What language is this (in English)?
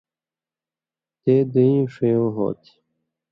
Indus Kohistani